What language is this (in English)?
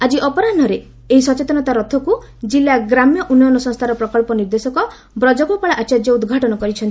Odia